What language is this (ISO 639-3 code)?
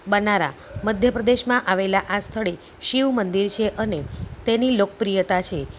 guj